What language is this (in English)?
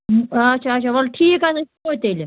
Kashmiri